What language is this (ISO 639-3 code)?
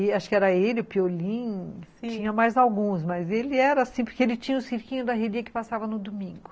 por